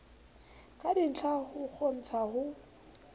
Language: Southern Sotho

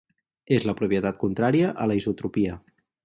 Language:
Catalan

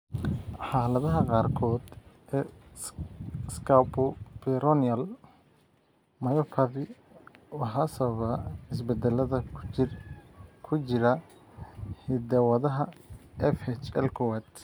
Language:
Somali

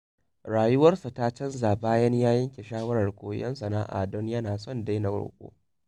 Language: Hausa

